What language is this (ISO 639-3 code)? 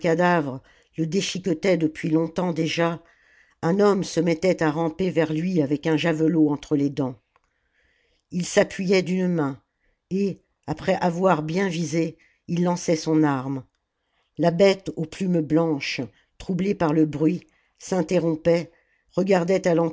fra